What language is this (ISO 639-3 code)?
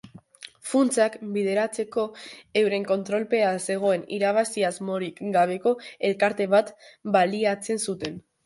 eus